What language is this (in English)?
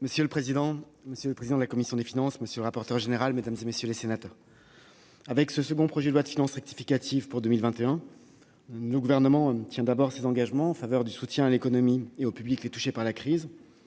French